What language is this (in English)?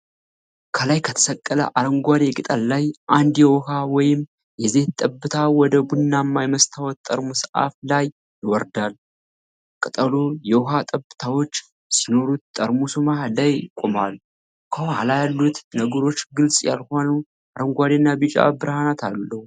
Amharic